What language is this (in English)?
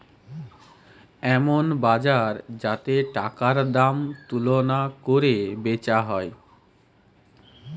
Bangla